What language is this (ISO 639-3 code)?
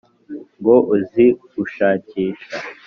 kin